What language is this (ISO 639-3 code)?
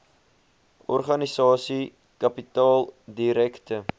afr